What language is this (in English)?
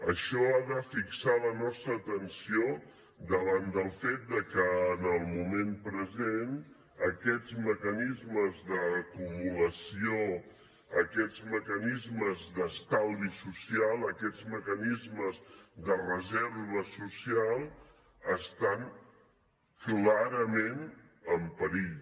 Catalan